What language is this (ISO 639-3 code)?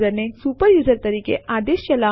guj